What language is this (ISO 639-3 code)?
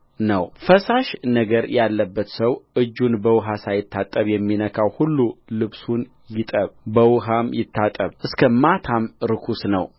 amh